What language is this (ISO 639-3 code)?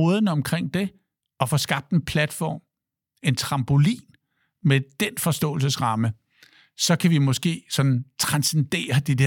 dan